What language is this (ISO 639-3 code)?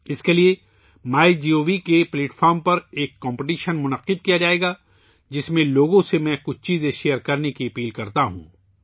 urd